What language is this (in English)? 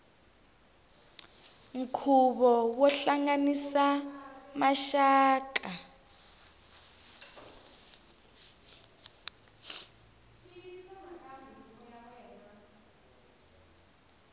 Tsonga